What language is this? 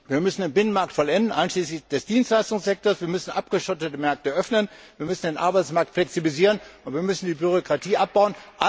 German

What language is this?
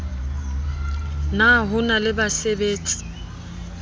Southern Sotho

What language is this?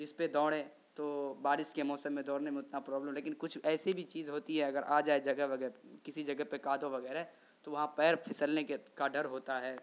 Urdu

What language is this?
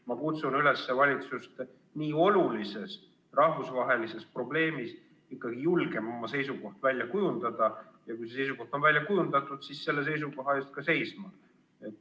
Estonian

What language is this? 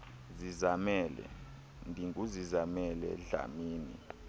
Xhosa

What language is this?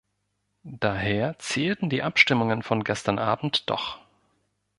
German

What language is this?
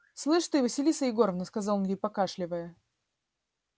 Russian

